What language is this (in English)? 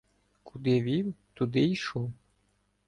Ukrainian